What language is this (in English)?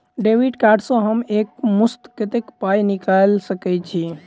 Maithili